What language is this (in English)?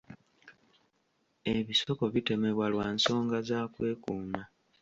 Ganda